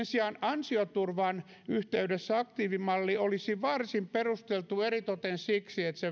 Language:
Finnish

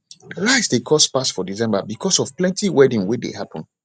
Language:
Nigerian Pidgin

